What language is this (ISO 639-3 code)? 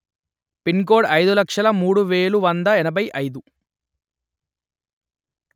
tel